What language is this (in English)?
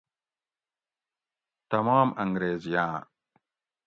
Gawri